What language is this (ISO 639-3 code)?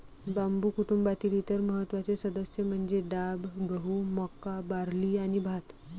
mar